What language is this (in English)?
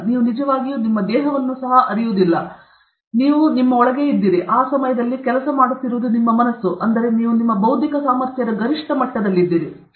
Kannada